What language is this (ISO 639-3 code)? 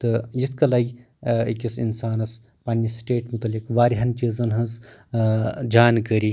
kas